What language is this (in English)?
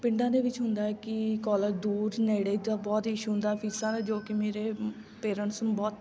Punjabi